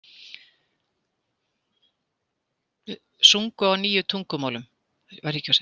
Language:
Icelandic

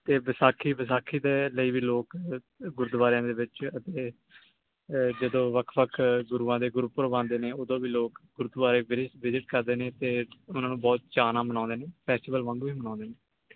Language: Punjabi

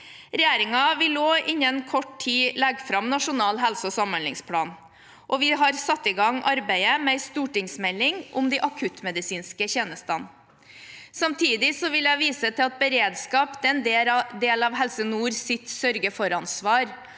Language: Norwegian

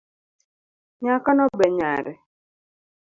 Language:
Luo (Kenya and Tanzania)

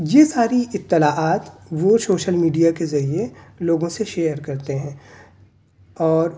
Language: Urdu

